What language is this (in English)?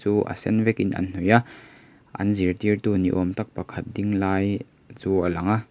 Mizo